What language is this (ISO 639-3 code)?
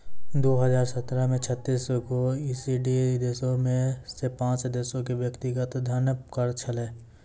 mai